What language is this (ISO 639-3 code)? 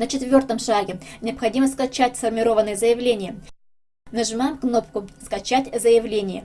rus